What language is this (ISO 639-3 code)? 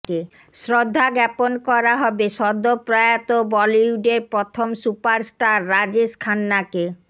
ben